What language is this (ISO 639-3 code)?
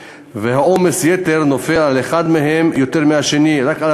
heb